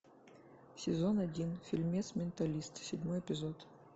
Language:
Russian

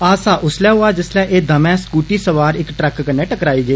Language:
Dogri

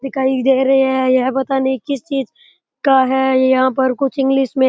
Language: Rajasthani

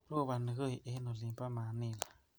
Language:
Kalenjin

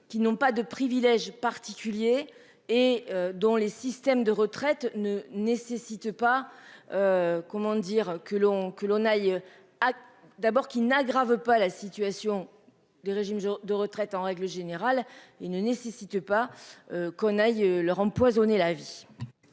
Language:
French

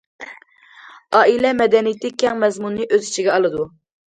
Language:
Uyghur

